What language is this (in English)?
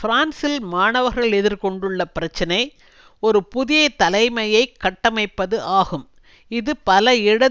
Tamil